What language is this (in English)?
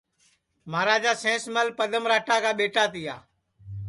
Sansi